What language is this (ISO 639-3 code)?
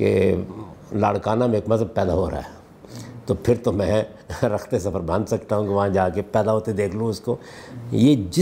urd